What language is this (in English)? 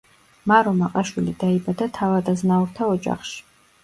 Georgian